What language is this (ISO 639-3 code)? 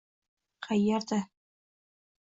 uzb